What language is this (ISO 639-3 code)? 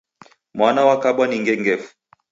dav